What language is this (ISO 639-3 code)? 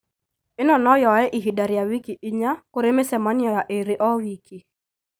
kik